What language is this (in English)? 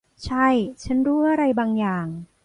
Thai